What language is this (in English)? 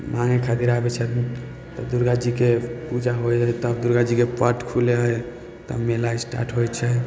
Maithili